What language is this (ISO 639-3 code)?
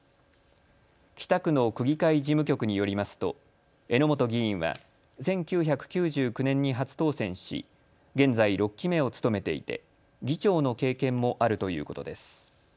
jpn